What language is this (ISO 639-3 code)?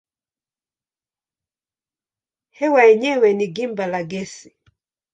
swa